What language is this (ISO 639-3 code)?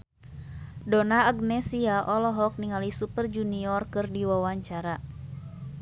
sun